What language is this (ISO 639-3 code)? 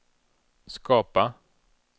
swe